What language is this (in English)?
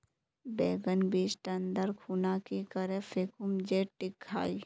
Magahi